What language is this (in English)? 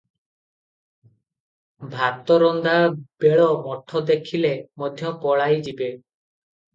Odia